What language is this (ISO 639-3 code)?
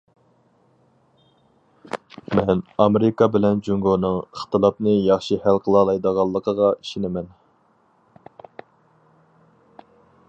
uig